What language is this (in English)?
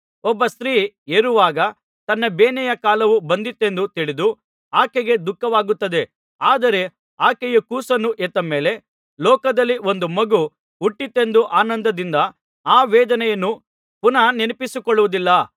Kannada